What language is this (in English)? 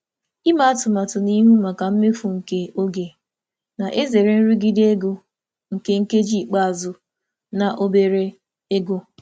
Igbo